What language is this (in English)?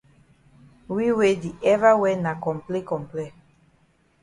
Cameroon Pidgin